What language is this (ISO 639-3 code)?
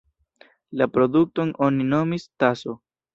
epo